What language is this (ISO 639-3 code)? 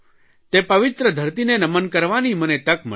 guj